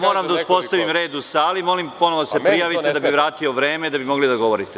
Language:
Serbian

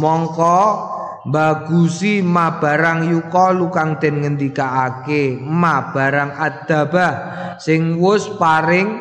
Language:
Indonesian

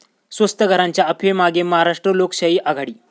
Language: Marathi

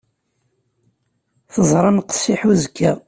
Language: Kabyle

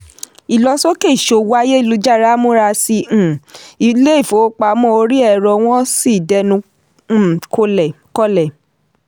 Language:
Yoruba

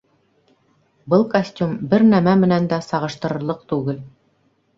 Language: Bashkir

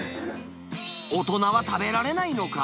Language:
Japanese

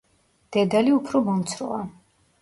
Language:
Georgian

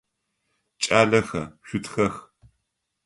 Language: Adyghe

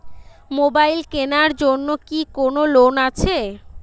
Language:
Bangla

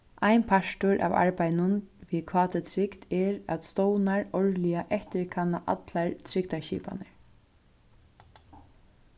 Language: Faroese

